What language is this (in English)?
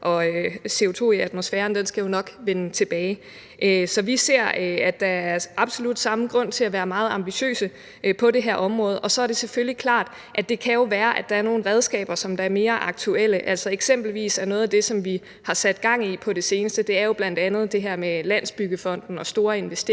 Danish